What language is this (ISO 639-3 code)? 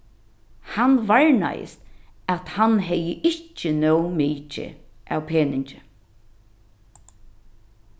fao